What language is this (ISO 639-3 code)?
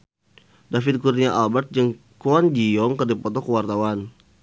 sun